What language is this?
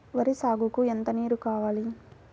Telugu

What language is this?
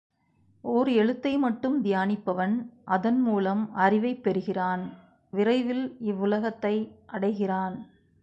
Tamil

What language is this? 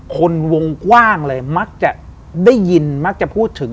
Thai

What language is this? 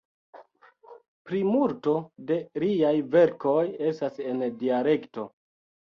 Esperanto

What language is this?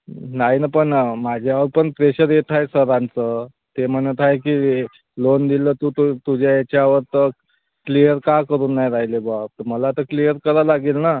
Marathi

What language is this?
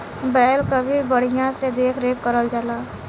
Bhojpuri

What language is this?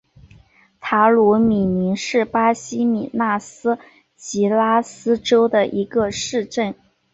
Chinese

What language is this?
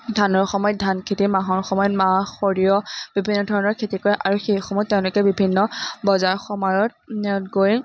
Assamese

